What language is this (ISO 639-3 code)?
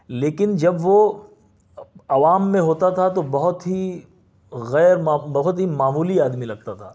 urd